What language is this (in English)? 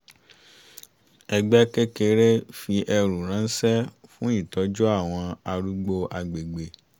Yoruba